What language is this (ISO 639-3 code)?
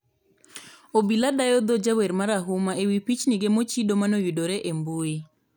luo